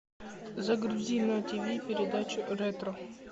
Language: Russian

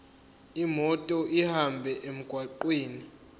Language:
Zulu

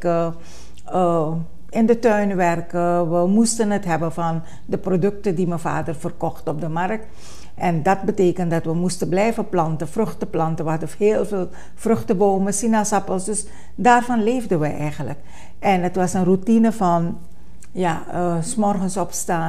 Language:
Dutch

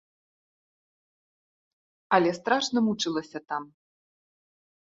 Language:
Belarusian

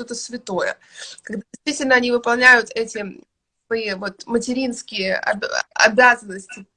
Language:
Russian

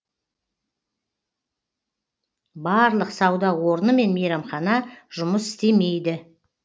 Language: Kazakh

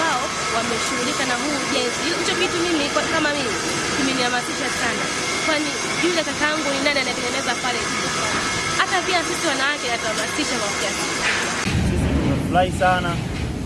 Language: Swahili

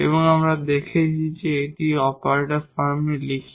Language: Bangla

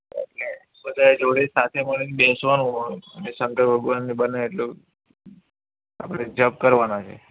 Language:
Gujarati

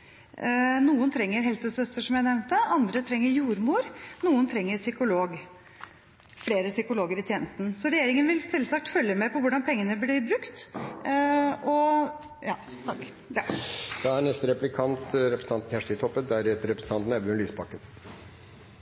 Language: Norwegian Bokmål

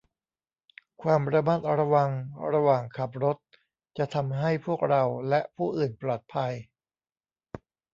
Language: Thai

